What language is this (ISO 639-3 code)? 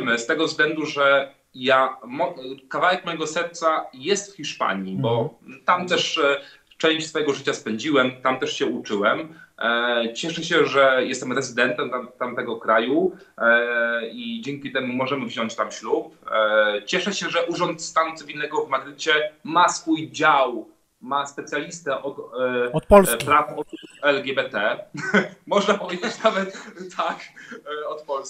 pol